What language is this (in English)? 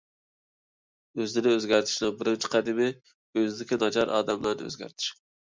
Uyghur